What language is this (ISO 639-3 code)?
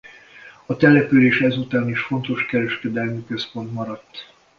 hun